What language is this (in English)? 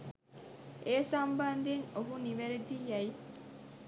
Sinhala